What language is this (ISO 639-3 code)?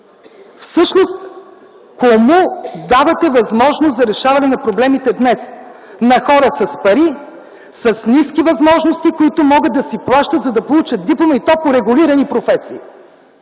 bul